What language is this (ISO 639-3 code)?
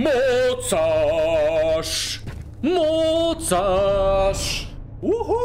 pol